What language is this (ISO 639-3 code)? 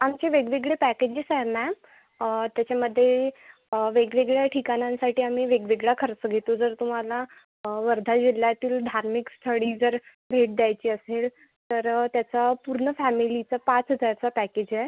mar